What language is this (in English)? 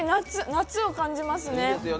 Japanese